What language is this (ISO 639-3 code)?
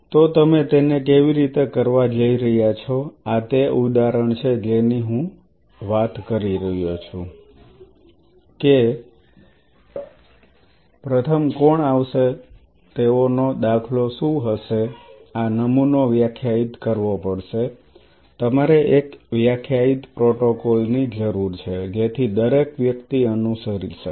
guj